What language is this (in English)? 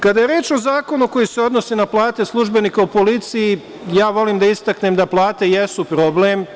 Serbian